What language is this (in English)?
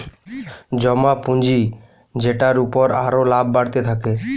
Bangla